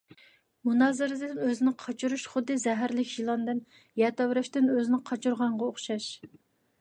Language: Uyghur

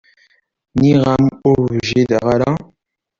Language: Kabyle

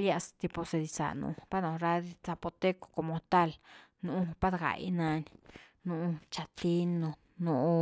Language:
Güilá Zapotec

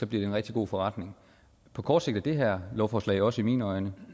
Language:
Danish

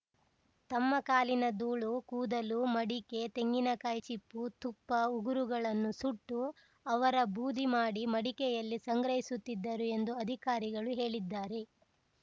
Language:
Kannada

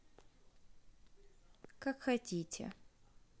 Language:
Russian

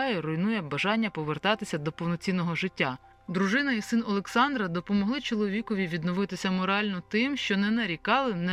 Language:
Ukrainian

